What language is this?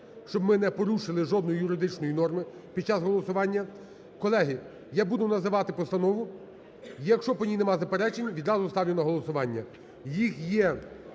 Ukrainian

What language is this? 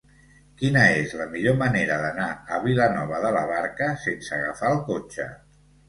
Catalan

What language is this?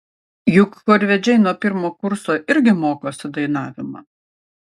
Lithuanian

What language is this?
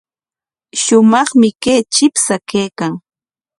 Corongo Ancash Quechua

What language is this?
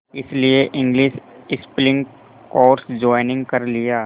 Hindi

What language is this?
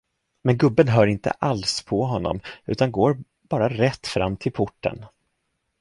Swedish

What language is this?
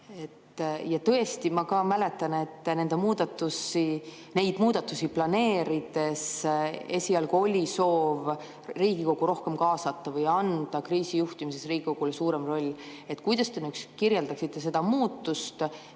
Estonian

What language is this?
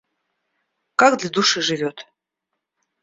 Russian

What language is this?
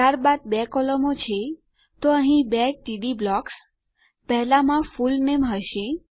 Gujarati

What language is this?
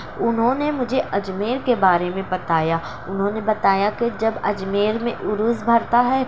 Urdu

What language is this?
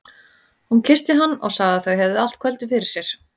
Icelandic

